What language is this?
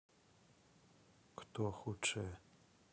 Russian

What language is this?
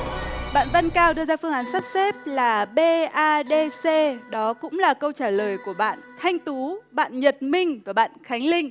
Vietnamese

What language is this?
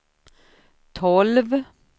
Swedish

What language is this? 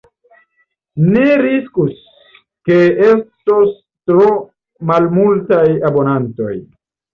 Esperanto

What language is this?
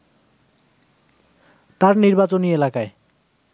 Bangla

